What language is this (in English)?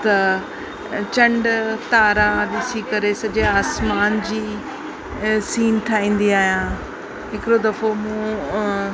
Sindhi